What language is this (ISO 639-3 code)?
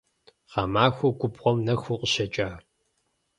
kbd